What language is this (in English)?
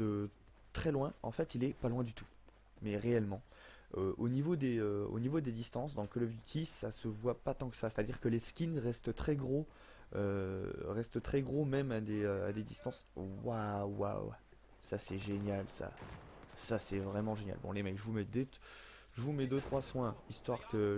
French